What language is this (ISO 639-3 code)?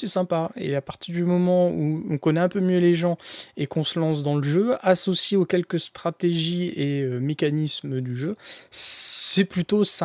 fra